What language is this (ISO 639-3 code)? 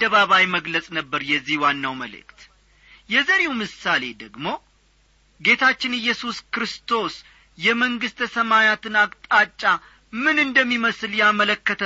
amh